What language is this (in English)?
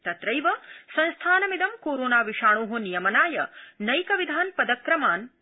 Sanskrit